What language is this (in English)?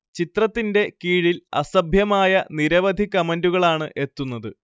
Malayalam